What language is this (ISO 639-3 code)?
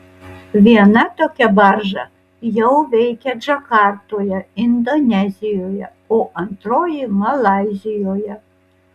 lit